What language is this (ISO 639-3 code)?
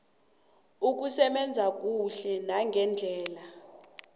nbl